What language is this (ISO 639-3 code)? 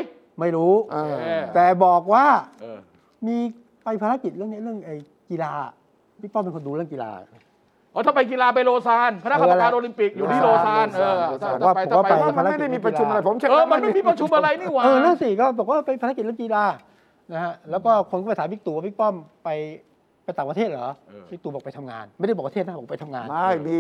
tha